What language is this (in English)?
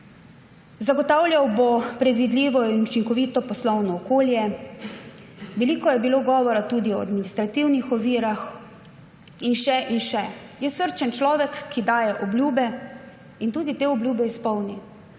Slovenian